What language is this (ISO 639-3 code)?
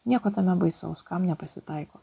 lit